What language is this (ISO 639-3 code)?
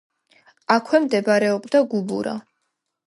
kat